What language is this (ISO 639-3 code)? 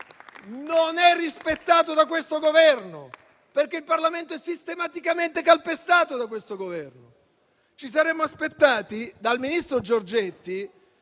ita